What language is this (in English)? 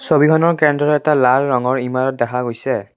Assamese